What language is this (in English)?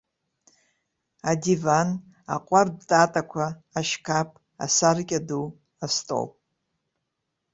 Abkhazian